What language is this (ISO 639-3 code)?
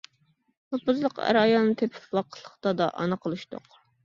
uig